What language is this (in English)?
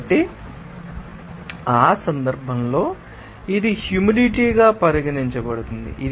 Telugu